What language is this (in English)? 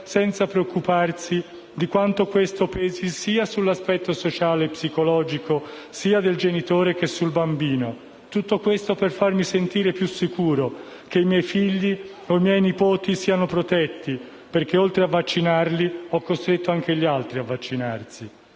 Italian